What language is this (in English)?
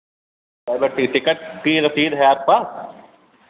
Hindi